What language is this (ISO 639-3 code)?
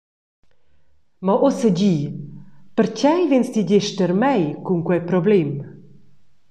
roh